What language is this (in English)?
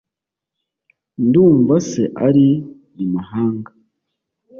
Kinyarwanda